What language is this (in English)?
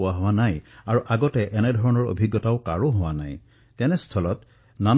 Assamese